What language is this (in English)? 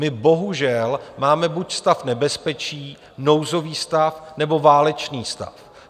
Czech